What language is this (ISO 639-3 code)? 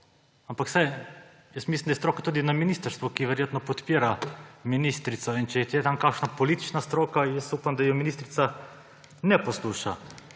slv